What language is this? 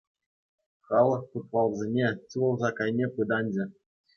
Chuvash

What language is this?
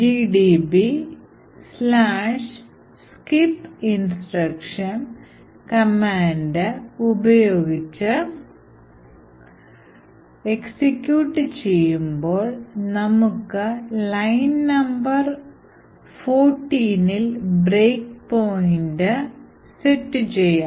Malayalam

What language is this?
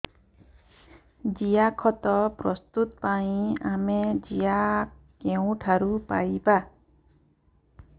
Odia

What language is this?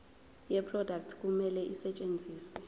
Zulu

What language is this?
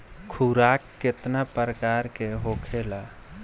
Bhojpuri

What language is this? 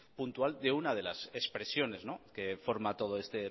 Spanish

